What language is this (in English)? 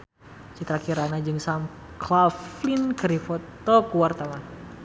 Sundanese